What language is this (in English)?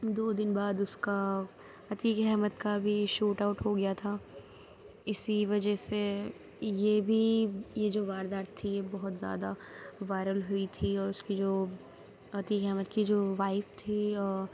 Urdu